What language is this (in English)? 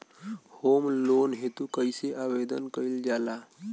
Bhojpuri